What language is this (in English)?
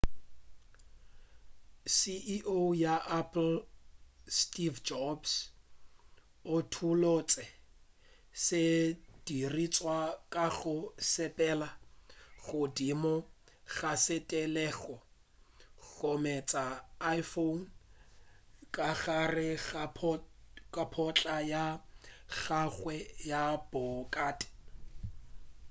Northern Sotho